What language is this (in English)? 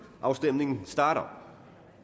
Danish